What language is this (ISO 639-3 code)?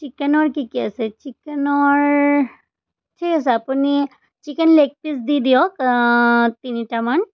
asm